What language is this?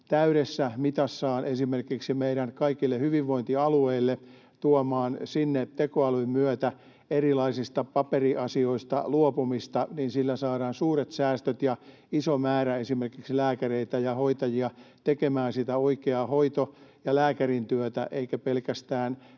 Finnish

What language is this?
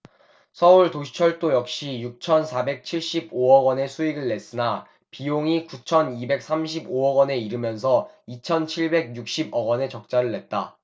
Korean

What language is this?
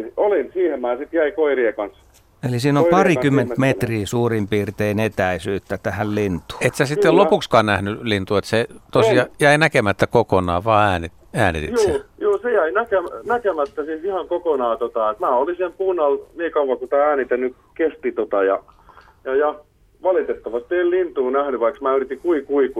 Finnish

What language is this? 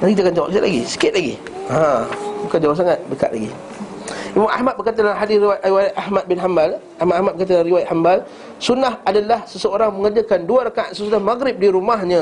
Malay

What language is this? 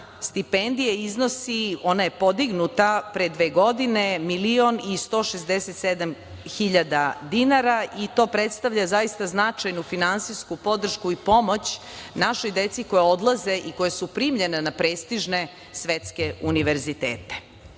Serbian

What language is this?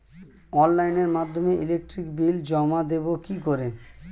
Bangla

